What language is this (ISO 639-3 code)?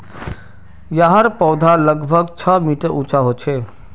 mag